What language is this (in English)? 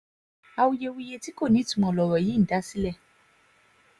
Yoruba